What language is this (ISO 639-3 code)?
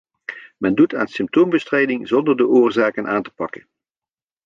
nld